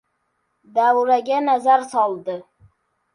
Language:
Uzbek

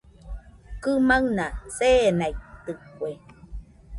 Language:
Nüpode Huitoto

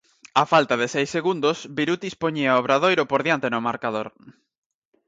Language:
Galician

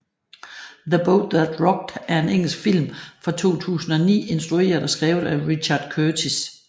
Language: Danish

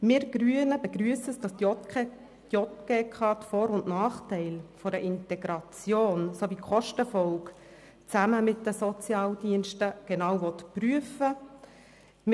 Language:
Swiss German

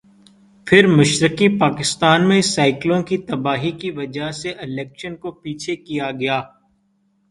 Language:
Urdu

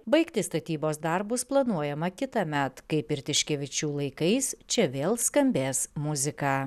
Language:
Lithuanian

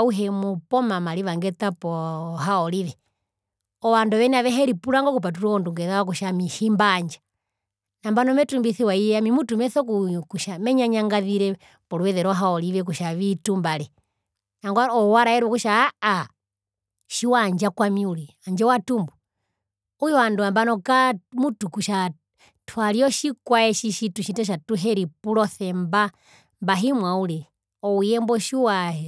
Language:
Herero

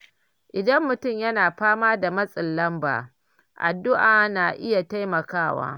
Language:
Hausa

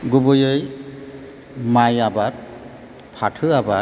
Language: Bodo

